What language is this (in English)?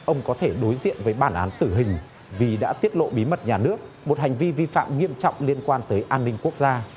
Vietnamese